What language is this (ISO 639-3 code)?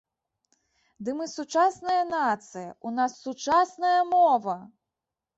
bel